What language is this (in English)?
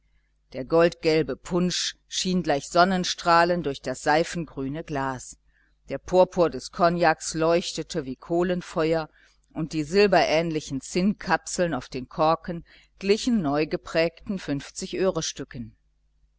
German